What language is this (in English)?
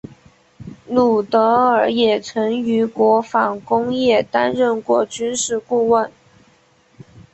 Chinese